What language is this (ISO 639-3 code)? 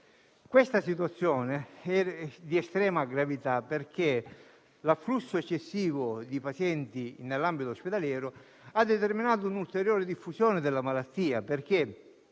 ita